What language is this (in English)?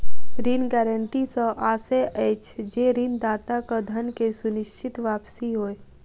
Maithili